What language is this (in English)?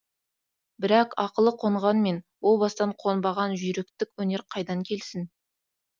Kazakh